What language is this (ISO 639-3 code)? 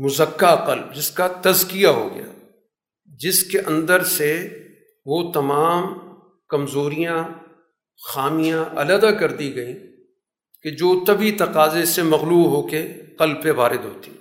urd